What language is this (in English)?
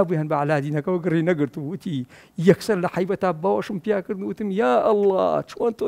Arabic